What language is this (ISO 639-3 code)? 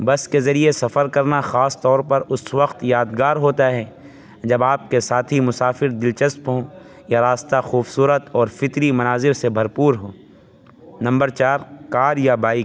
urd